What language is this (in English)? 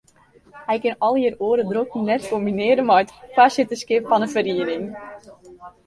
Western Frisian